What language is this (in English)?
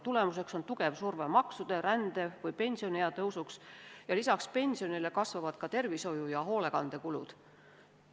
Estonian